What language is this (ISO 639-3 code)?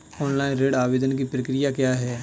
hin